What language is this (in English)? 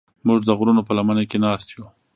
Pashto